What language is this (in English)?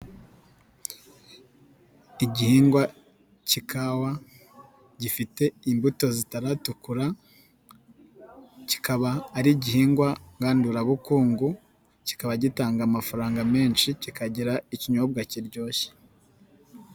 Kinyarwanda